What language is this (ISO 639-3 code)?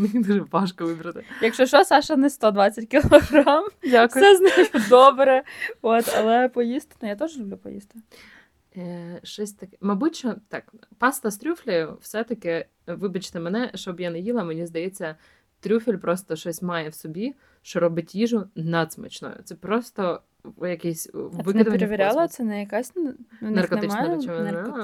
ukr